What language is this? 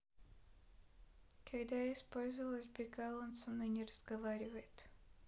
Russian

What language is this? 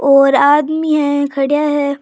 Rajasthani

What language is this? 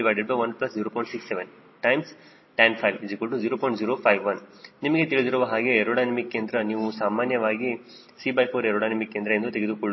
Kannada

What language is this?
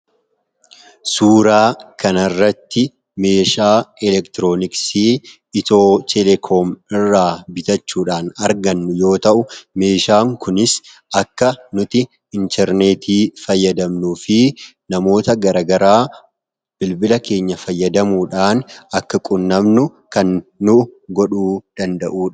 Oromo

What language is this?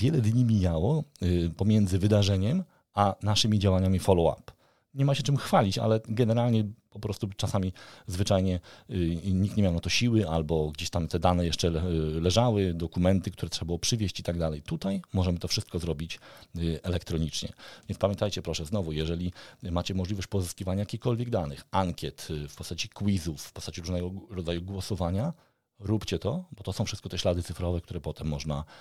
Polish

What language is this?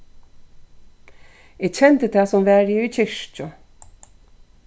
Faroese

